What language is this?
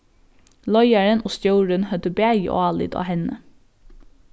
Faroese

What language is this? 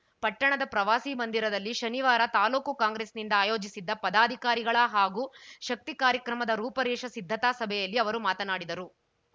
Kannada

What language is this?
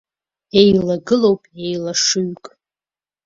Abkhazian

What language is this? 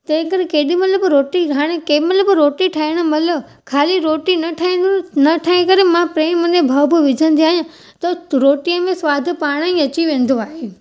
Sindhi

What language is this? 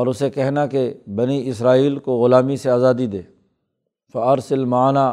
Urdu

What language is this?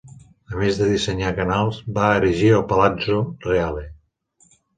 Catalan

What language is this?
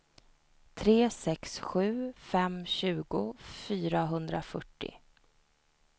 Swedish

